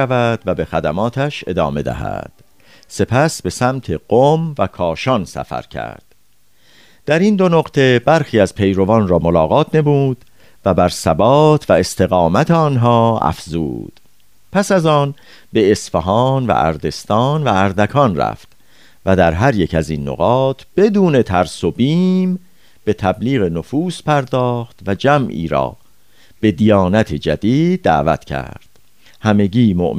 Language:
Persian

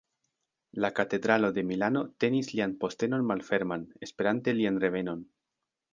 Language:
Esperanto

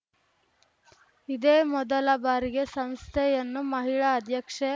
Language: Kannada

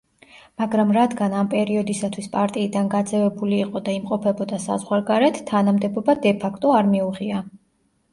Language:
Georgian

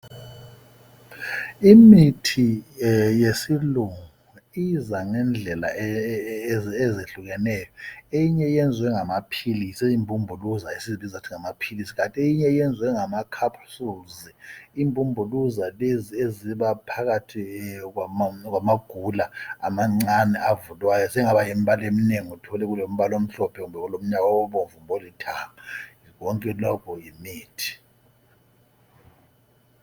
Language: North Ndebele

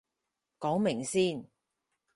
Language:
Cantonese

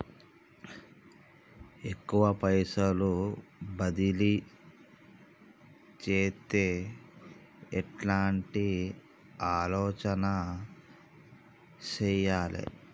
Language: Telugu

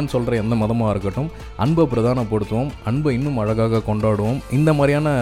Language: Tamil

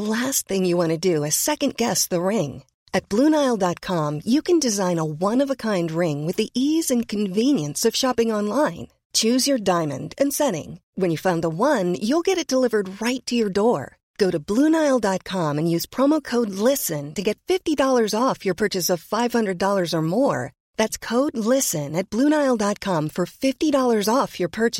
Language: Filipino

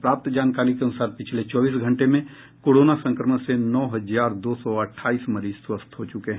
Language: Hindi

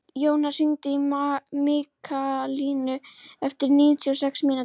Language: Icelandic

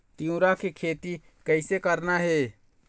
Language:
Chhattisgarhi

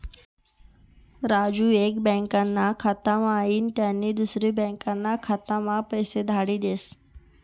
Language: Marathi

